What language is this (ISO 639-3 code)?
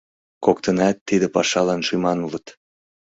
chm